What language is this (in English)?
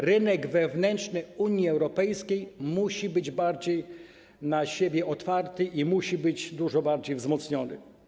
Polish